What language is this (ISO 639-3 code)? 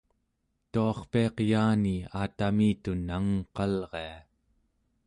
esu